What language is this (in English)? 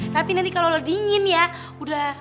Indonesian